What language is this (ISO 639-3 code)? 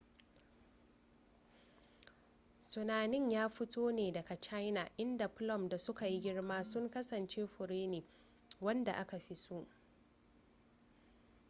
hau